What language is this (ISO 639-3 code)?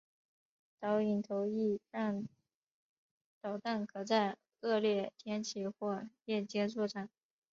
zho